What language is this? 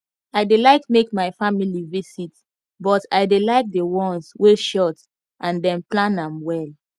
Nigerian Pidgin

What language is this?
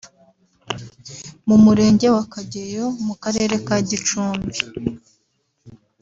Kinyarwanda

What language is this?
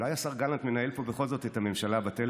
Hebrew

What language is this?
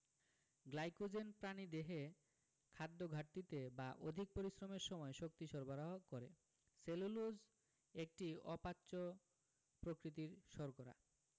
Bangla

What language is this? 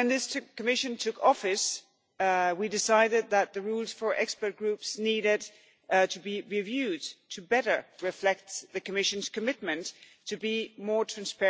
English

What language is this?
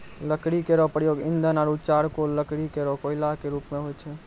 Maithili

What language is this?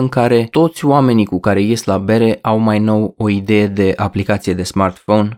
Romanian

